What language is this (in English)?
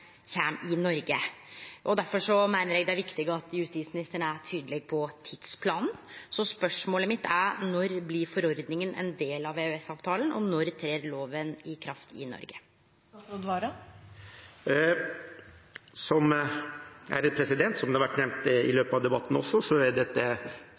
Norwegian